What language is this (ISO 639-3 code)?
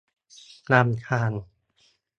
tha